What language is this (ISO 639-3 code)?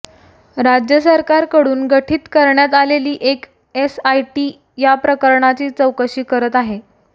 mar